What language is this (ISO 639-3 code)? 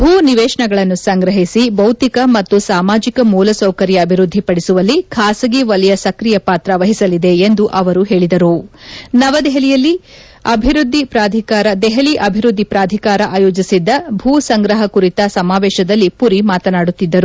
kan